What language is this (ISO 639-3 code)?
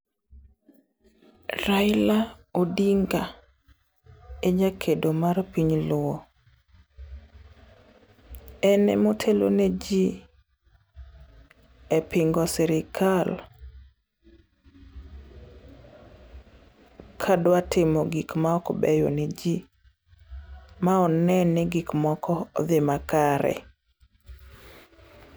luo